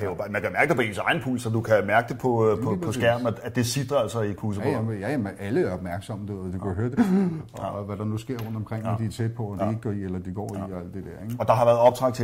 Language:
Danish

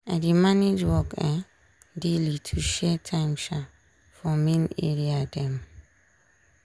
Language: Nigerian Pidgin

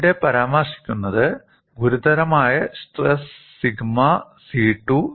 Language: Malayalam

